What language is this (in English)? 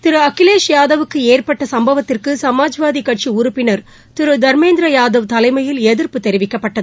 Tamil